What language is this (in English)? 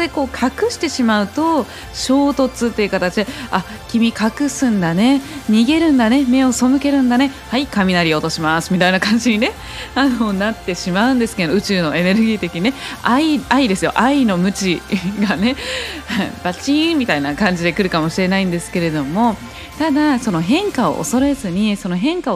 Japanese